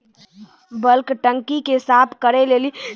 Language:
Maithili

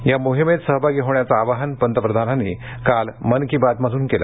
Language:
Marathi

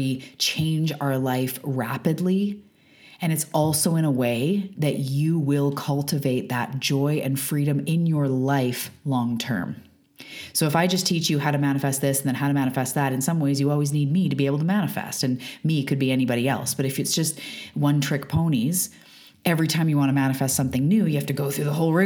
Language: English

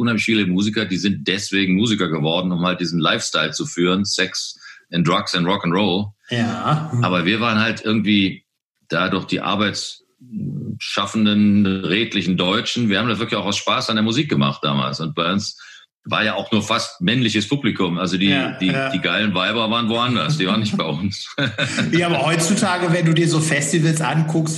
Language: German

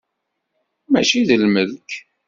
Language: Kabyle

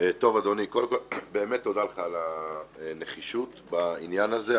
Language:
Hebrew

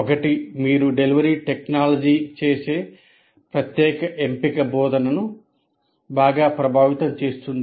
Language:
Telugu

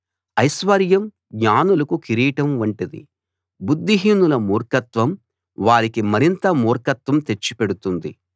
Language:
Telugu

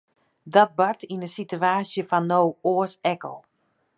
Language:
Western Frisian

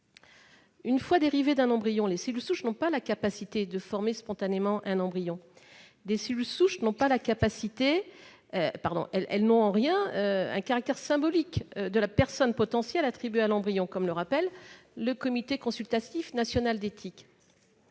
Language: French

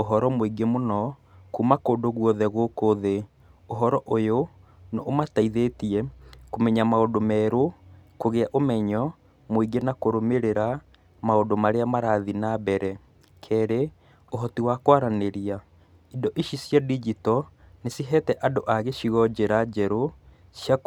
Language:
Kikuyu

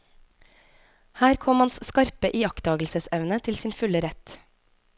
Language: Norwegian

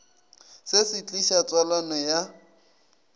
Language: Northern Sotho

